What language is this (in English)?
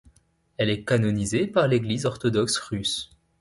French